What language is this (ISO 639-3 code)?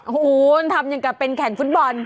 tha